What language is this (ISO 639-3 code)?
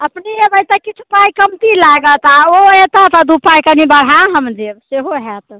mai